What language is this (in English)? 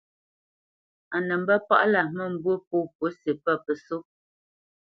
Bamenyam